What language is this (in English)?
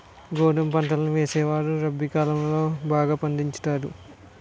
Telugu